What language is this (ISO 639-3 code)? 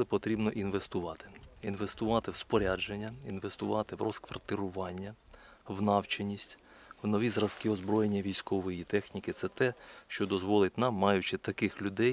ukr